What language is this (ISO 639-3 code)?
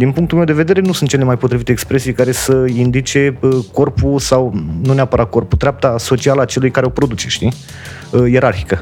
ron